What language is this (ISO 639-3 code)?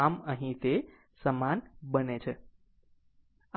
guj